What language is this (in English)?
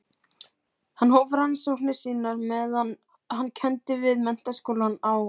Icelandic